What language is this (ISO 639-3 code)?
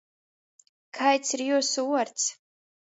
ltg